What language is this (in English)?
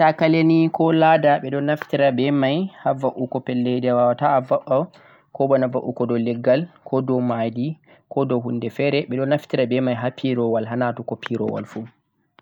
Central-Eastern Niger Fulfulde